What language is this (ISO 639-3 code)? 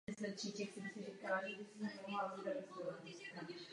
ces